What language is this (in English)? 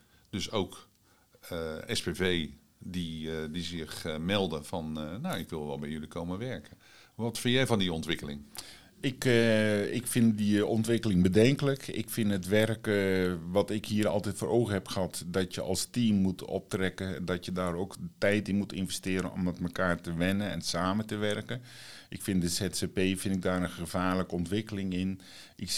Dutch